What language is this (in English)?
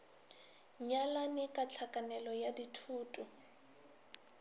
Northern Sotho